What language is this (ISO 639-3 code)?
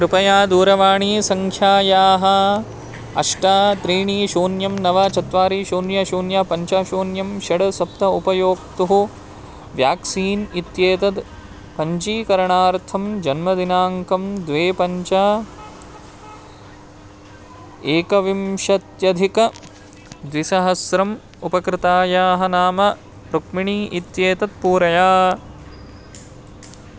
san